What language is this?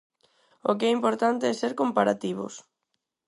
Galician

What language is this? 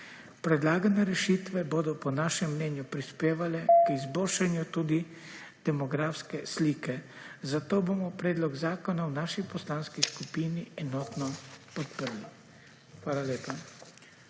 Slovenian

